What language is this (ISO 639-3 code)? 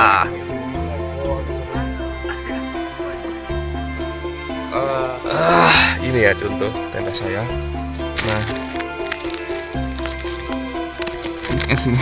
ind